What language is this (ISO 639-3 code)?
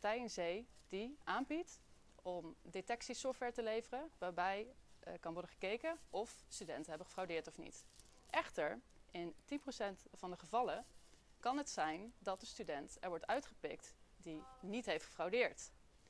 nld